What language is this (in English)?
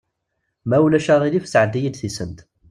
Kabyle